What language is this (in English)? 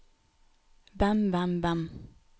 Norwegian